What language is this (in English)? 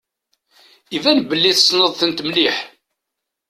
Kabyle